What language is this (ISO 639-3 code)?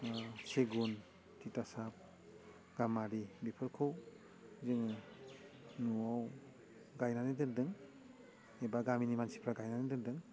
brx